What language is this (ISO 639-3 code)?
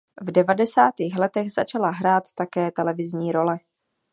ces